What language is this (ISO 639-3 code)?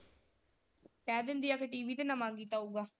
pan